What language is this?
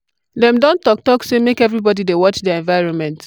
Nigerian Pidgin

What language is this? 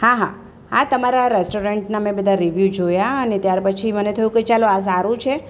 Gujarati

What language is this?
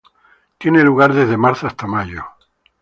Spanish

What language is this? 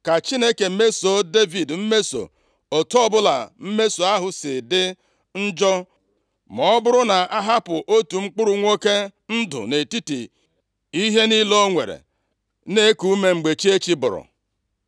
Igbo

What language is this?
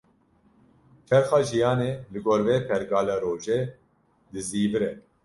Kurdish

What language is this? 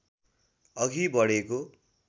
Nepali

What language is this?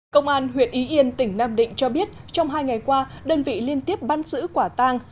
Vietnamese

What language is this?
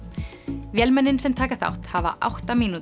Icelandic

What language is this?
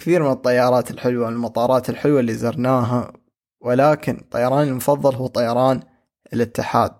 Arabic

